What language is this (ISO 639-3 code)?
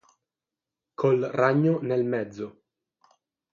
ita